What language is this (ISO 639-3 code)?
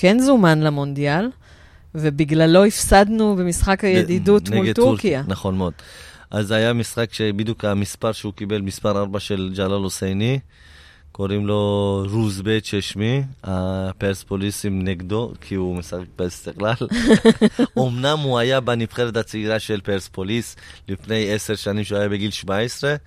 heb